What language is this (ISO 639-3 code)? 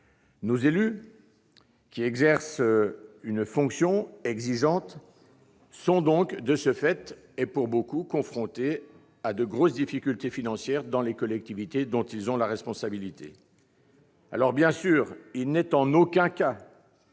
fra